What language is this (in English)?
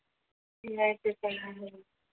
Marathi